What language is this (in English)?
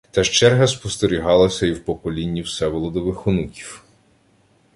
Ukrainian